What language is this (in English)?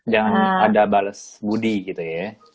Indonesian